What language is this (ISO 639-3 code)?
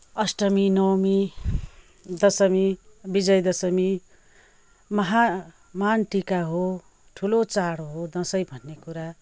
nep